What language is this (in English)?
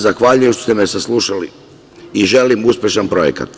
Serbian